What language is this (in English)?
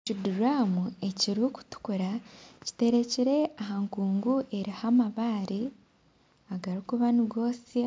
Nyankole